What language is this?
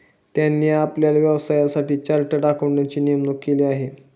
Marathi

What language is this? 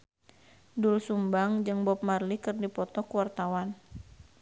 Sundanese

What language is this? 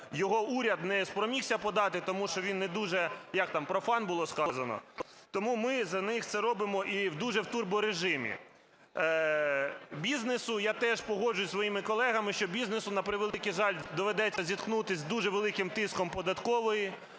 Ukrainian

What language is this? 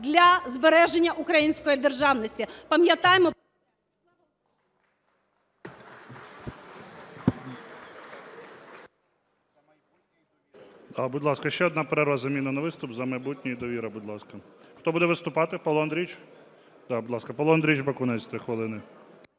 Ukrainian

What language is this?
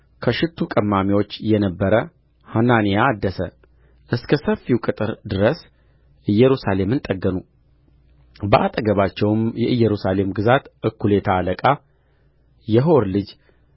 Amharic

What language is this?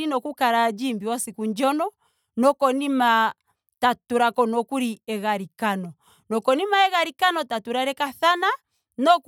Ndonga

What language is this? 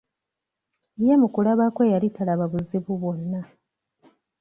Ganda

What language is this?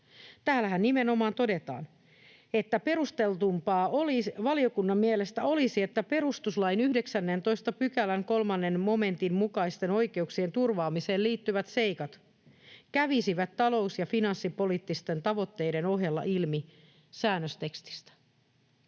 Finnish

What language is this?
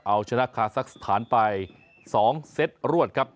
Thai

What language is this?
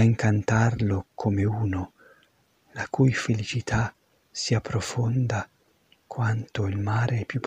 Italian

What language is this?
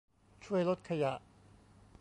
Thai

